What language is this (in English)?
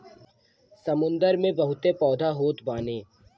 Bhojpuri